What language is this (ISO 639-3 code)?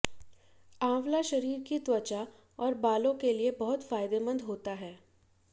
hin